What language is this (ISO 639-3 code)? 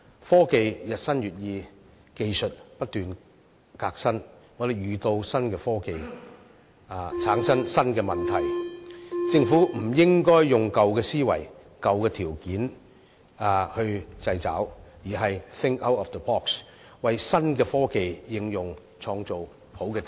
yue